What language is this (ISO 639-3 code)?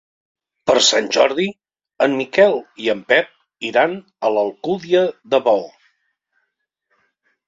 cat